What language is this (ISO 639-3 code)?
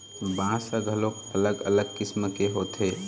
hne